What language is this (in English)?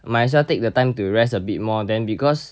English